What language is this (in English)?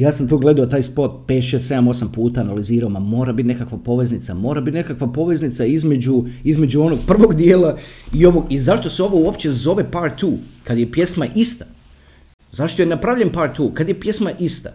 Croatian